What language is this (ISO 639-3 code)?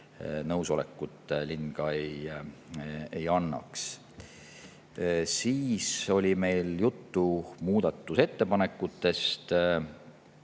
est